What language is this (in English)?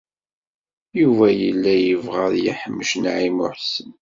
Kabyle